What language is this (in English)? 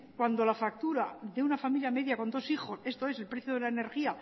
Spanish